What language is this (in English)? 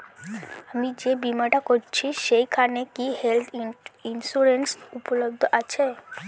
Bangla